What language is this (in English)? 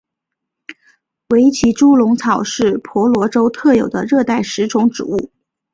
Chinese